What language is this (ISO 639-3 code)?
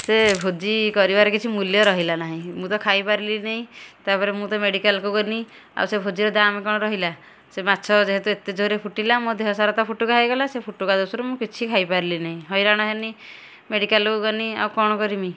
ori